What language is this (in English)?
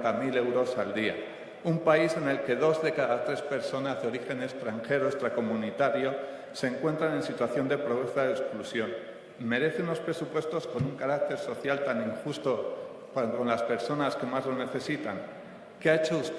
Spanish